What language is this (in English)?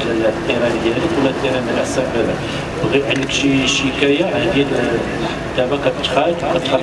Arabic